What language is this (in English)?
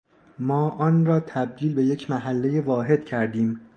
Persian